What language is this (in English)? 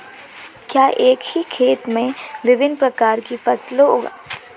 Hindi